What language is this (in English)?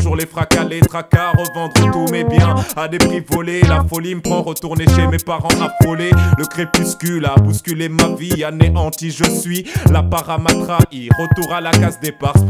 French